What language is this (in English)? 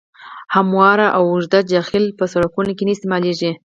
Pashto